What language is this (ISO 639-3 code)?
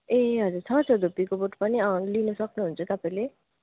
nep